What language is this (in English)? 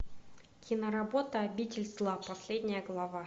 Russian